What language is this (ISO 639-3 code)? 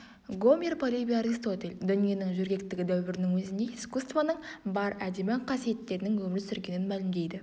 kaz